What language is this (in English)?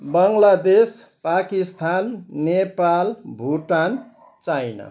Nepali